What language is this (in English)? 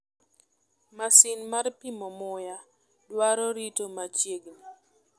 Luo (Kenya and Tanzania)